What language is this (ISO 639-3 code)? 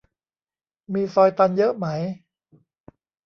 tha